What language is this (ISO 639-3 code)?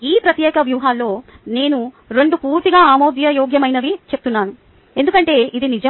tel